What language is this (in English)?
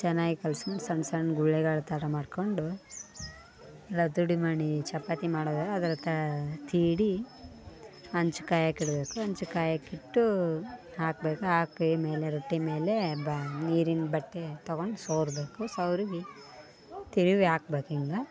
Kannada